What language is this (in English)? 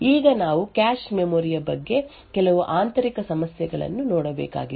Kannada